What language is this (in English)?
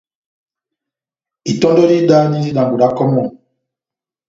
Batanga